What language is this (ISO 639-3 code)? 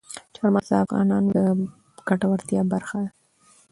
pus